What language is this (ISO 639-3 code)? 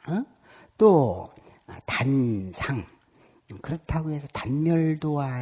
kor